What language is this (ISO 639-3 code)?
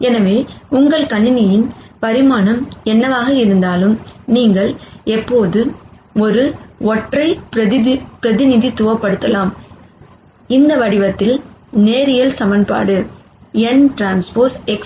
tam